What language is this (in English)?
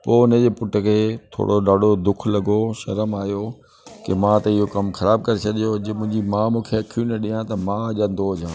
Sindhi